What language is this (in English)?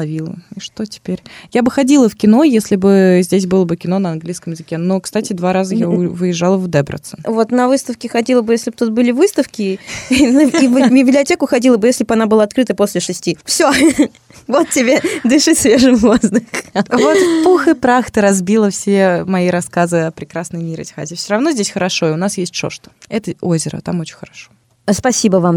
Russian